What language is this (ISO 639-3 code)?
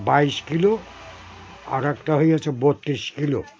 ben